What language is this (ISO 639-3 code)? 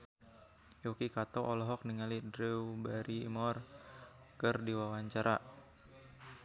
sun